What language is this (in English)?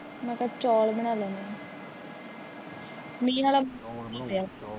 Punjabi